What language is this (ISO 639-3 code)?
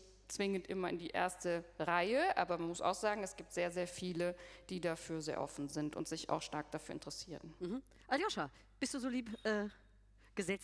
deu